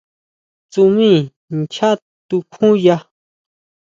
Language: Huautla Mazatec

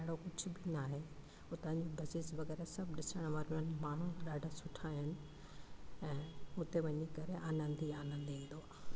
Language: Sindhi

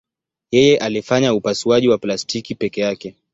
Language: Swahili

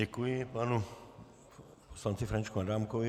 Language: Czech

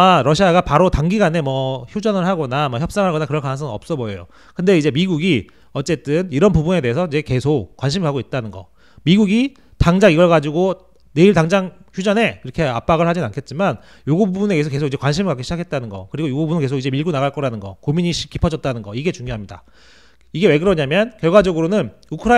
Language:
Korean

